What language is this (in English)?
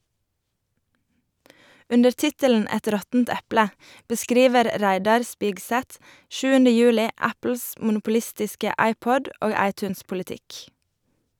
Norwegian